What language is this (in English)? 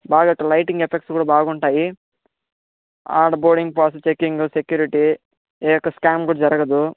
Telugu